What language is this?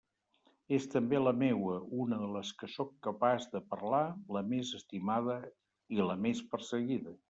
Catalan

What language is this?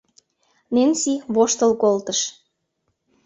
Mari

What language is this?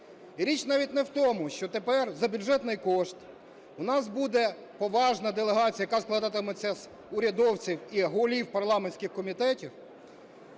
Ukrainian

